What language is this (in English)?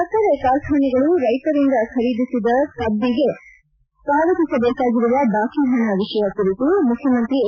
Kannada